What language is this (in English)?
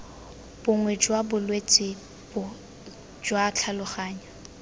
Tswana